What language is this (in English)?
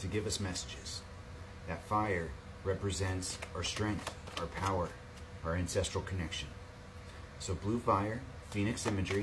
English